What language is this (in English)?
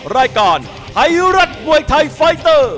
Thai